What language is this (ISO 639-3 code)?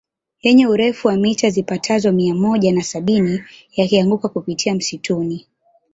swa